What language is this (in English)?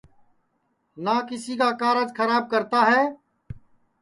Sansi